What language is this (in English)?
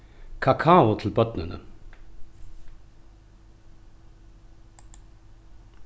Faroese